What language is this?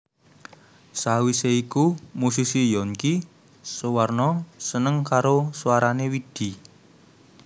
Javanese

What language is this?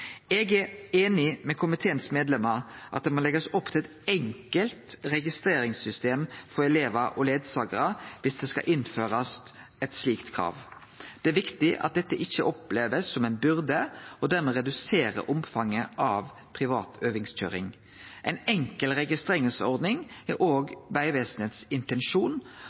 Norwegian Nynorsk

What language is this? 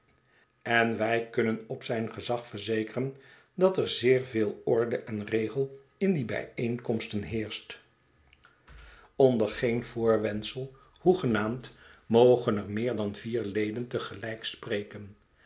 Dutch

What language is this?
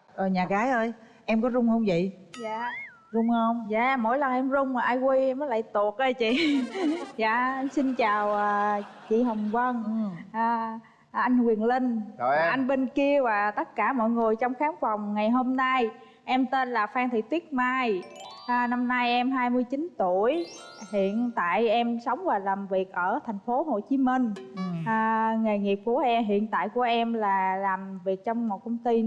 Vietnamese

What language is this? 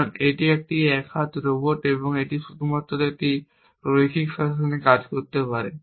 Bangla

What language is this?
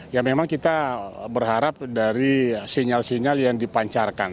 Indonesian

